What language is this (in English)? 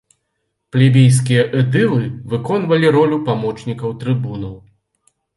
Belarusian